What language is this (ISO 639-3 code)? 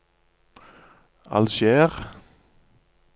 nor